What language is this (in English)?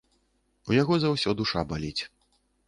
Belarusian